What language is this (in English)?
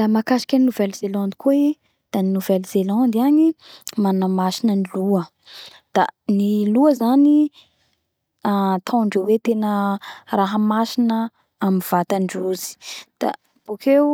Bara Malagasy